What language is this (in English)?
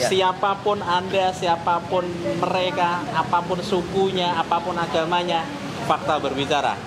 Indonesian